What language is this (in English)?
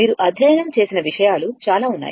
Telugu